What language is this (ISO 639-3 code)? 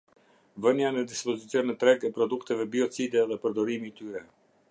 sqi